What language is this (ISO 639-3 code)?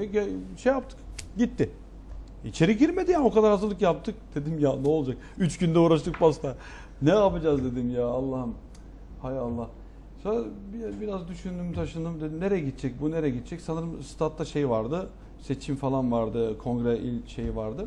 tur